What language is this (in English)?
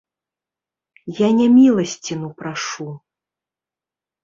Belarusian